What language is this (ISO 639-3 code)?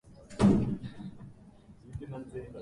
jpn